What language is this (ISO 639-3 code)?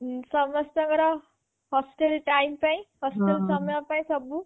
ori